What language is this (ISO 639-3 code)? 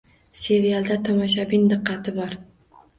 uzb